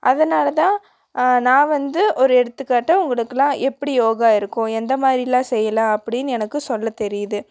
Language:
Tamil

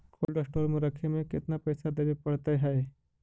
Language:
Magahi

